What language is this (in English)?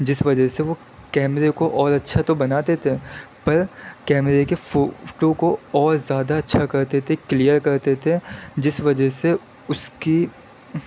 Urdu